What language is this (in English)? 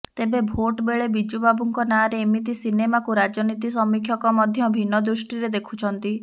Odia